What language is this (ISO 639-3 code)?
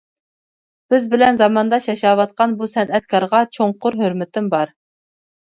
uig